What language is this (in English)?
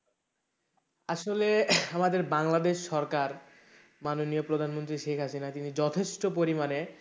Bangla